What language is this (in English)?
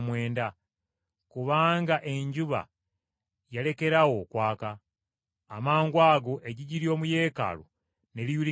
Ganda